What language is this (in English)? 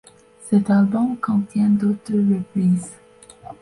French